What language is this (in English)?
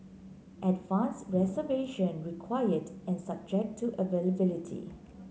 English